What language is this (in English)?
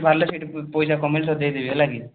Odia